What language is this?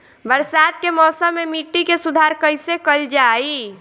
Bhojpuri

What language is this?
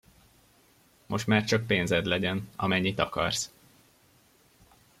Hungarian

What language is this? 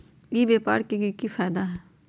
Magahi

